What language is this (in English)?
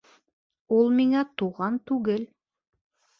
Bashkir